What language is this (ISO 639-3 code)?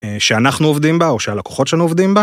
heb